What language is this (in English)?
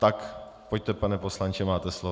Czech